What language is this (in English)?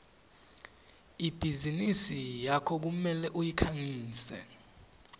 Swati